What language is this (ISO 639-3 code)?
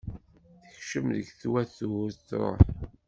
kab